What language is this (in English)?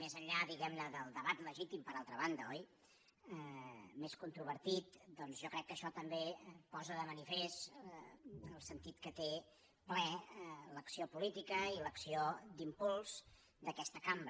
Catalan